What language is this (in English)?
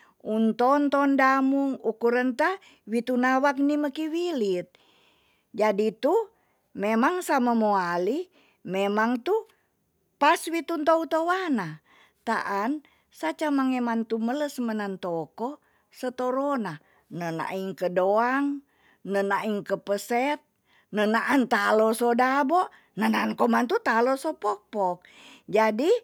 Tonsea